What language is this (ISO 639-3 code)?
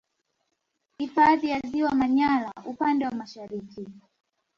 swa